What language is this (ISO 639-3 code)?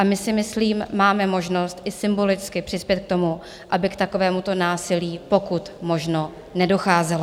ces